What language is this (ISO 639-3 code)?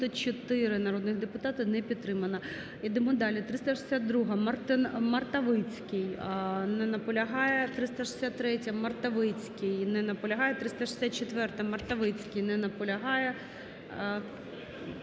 ukr